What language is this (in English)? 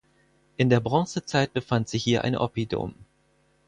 German